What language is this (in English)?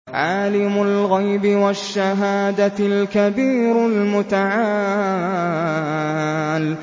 Arabic